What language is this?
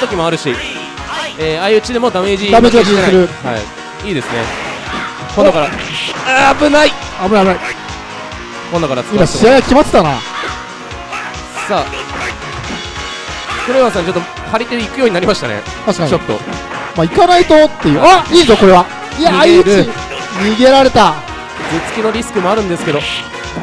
Japanese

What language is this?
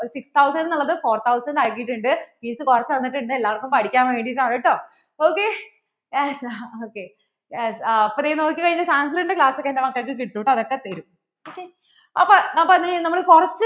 Malayalam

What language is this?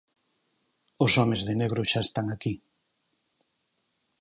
Galician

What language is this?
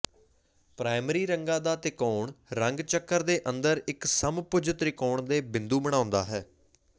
Punjabi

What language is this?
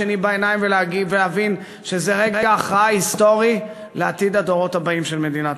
Hebrew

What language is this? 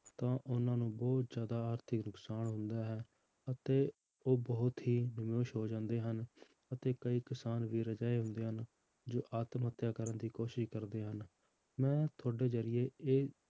Punjabi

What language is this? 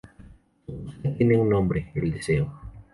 Spanish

